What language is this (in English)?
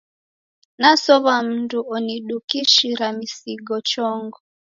Taita